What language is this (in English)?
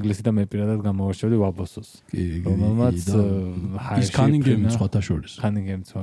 Romanian